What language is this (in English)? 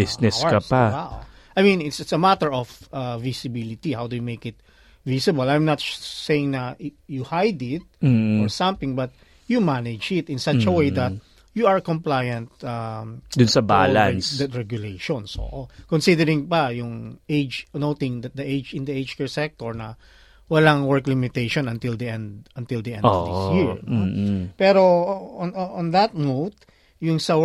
Filipino